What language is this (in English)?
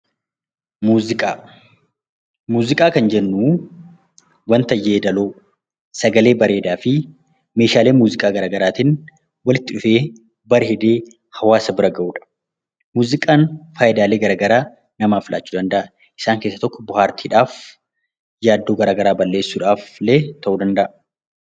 Oromo